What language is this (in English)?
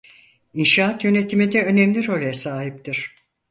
Turkish